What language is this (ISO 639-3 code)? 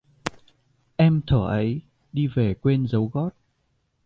vie